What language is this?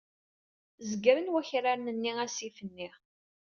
Kabyle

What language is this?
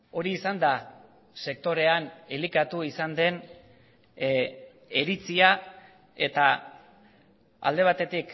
Basque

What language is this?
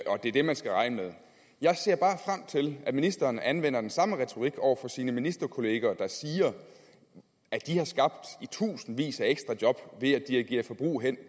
Danish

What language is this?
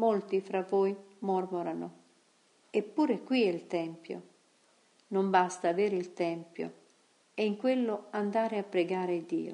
Italian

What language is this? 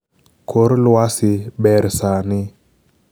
Luo (Kenya and Tanzania)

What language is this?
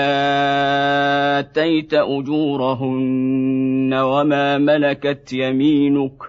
Arabic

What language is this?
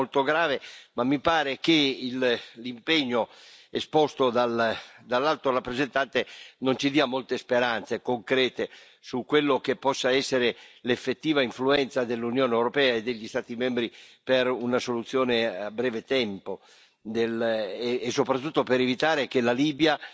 Italian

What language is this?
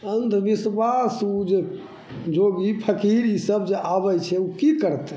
Maithili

